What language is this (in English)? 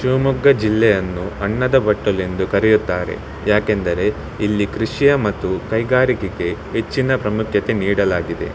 Kannada